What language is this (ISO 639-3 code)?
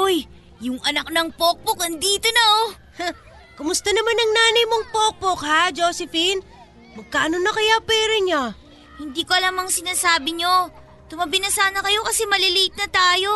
fil